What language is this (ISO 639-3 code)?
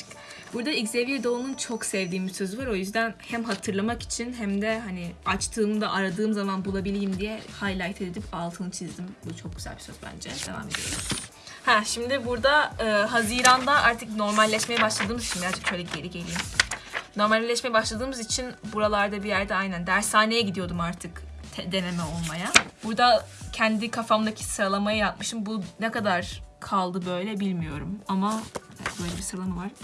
tur